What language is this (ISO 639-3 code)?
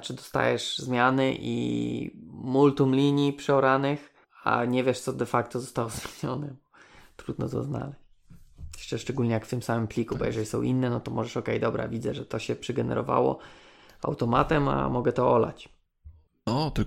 pol